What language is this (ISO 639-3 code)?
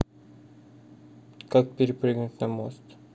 rus